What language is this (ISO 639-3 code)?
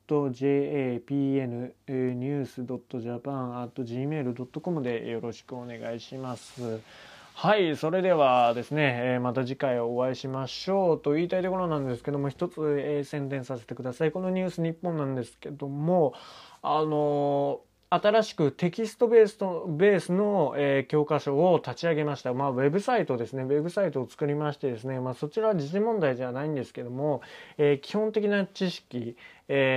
jpn